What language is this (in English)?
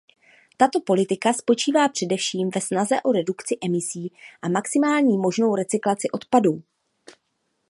Czech